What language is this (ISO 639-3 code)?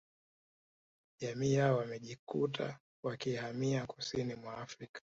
swa